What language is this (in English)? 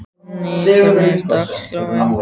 Icelandic